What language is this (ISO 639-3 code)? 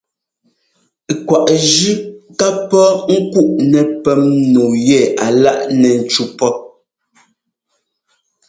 jgo